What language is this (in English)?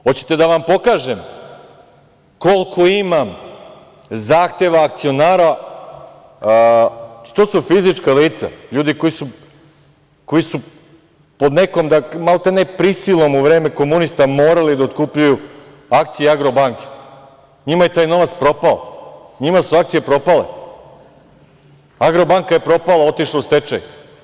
Serbian